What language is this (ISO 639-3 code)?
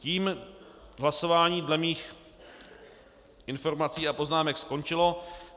ces